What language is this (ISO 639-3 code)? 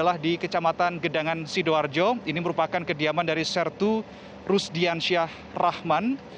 ind